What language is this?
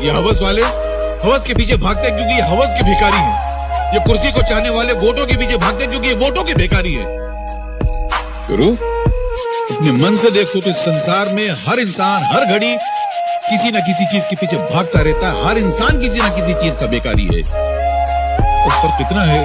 Hindi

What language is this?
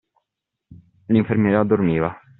Italian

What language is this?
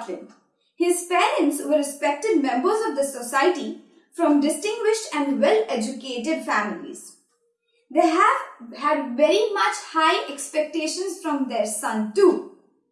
English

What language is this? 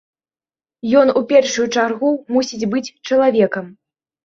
Belarusian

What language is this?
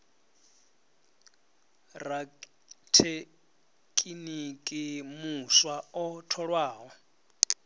Venda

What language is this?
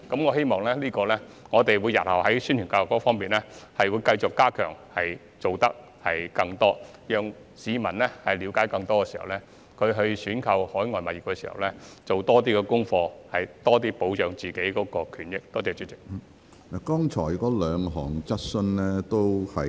Cantonese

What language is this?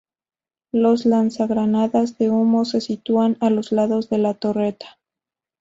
Spanish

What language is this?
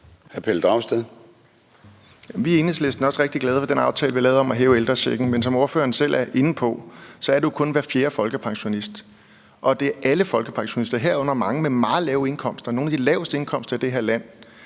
Danish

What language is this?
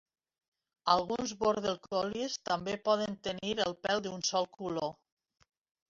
Catalan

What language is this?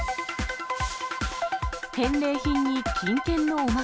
Japanese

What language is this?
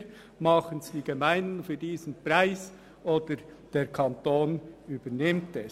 Swiss German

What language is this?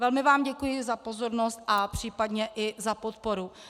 Czech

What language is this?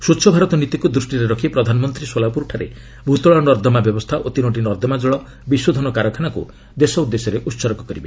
Odia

